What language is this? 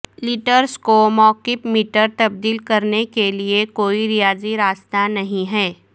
Urdu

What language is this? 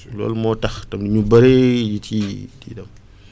Wolof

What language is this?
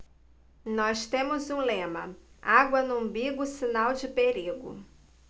Portuguese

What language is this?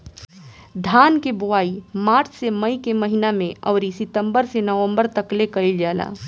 Bhojpuri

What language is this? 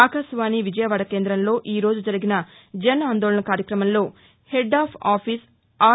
Telugu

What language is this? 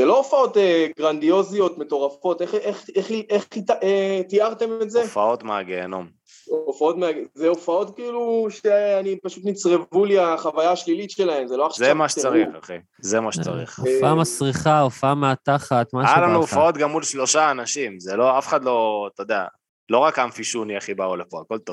Hebrew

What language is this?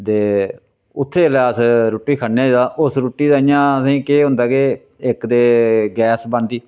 Dogri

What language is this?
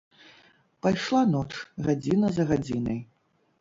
Belarusian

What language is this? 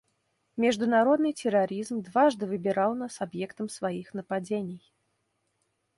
Russian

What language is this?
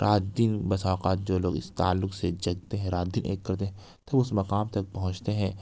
Urdu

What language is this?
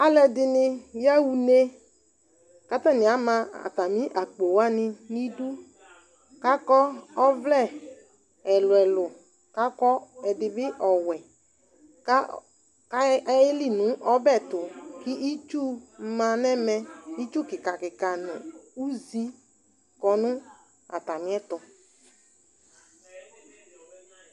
Ikposo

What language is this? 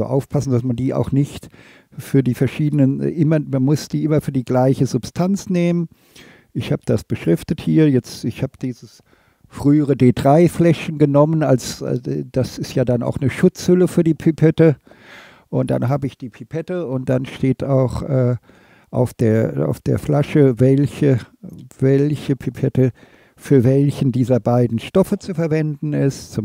German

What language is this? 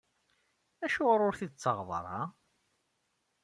Kabyle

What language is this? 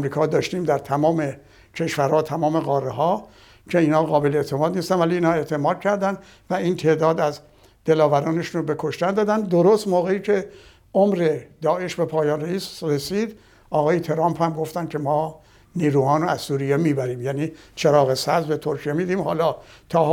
Persian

